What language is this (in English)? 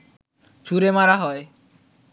Bangla